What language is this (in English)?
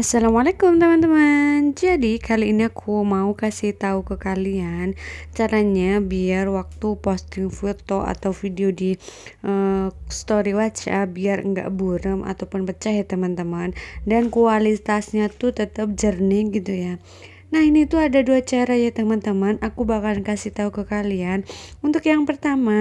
Indonesian